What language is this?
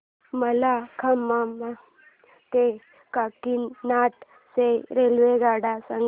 Marathi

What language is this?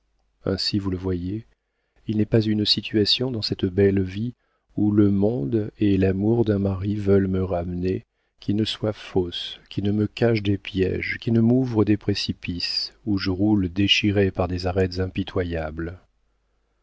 French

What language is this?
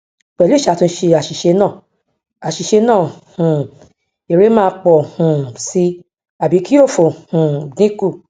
Yoruba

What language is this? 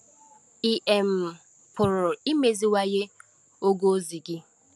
Igbo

